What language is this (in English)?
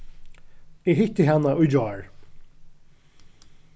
Faroese